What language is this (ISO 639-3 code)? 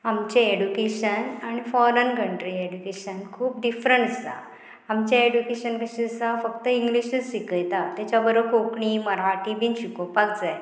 kok